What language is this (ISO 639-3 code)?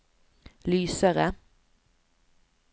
nor